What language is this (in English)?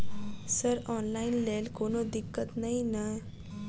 Maithili